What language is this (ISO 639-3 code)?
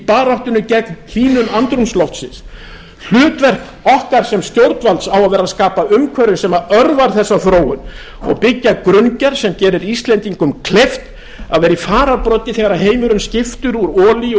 isl